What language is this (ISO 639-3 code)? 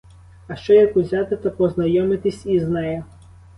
ukr